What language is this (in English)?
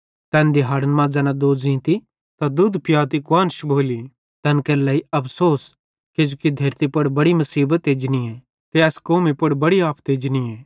Bhadrawahi